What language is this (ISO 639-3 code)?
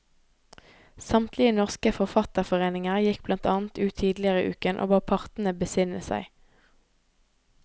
nor